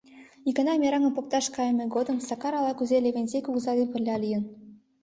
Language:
Mari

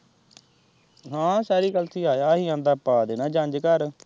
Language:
Punjabi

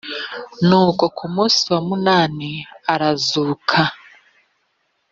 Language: Kinyarwanda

